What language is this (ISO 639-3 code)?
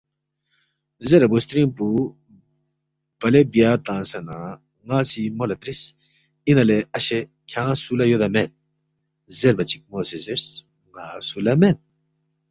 bft